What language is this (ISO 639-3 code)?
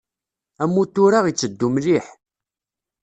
kab